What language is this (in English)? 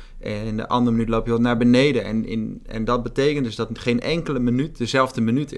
Dutch